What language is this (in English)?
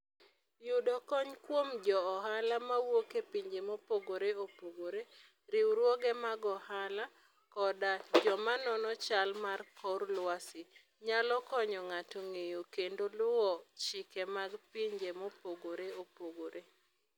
Luo (Kenya and Tanzania)